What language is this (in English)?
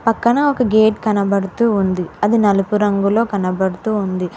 Telugu